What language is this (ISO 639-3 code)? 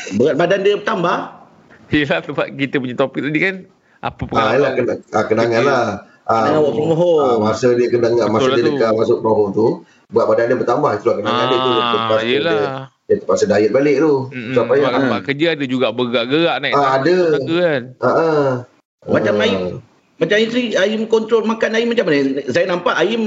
msa